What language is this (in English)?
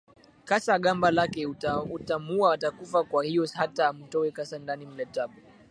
Swahili